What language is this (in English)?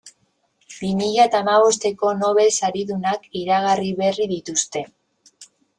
Basque